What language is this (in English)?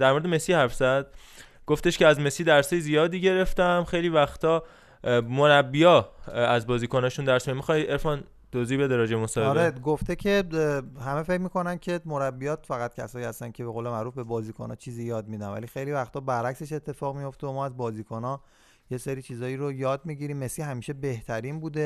Persian